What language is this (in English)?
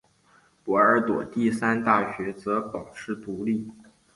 Chinese